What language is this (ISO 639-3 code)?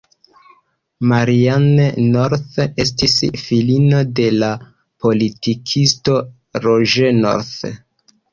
epo